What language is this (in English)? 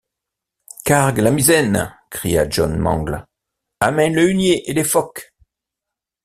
French